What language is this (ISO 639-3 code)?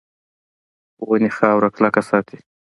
pus